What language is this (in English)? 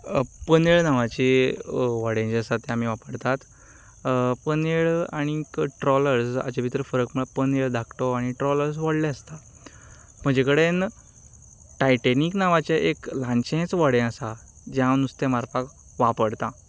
Konkani